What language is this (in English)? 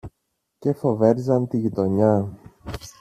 Greek